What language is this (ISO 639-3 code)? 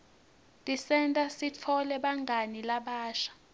ssw